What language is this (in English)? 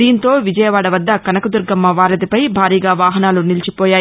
Telugu